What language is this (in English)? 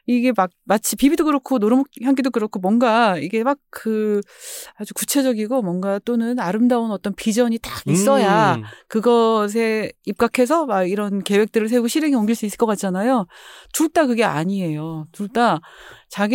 Korean